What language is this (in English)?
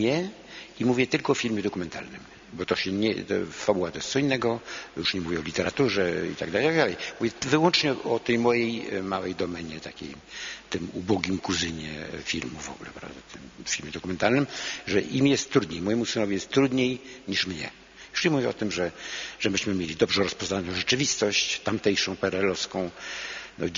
Polish